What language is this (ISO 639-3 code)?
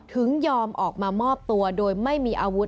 tha